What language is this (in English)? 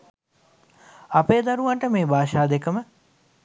Sinhala